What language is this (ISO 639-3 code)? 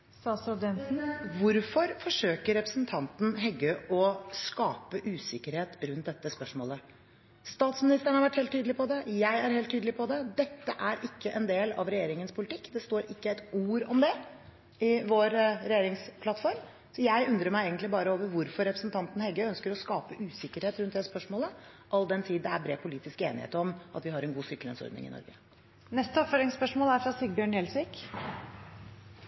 nor